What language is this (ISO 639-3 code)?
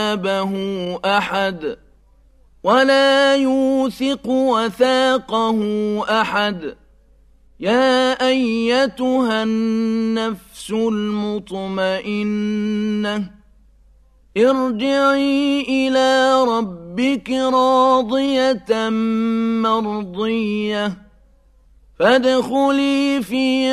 ara